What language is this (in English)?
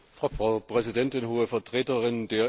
German